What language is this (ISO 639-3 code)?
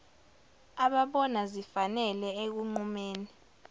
zul